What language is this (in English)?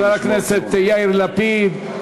Hebrew